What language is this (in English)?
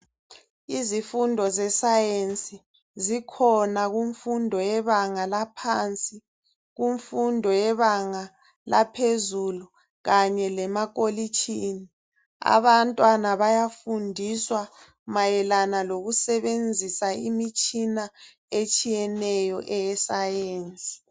North Ndebele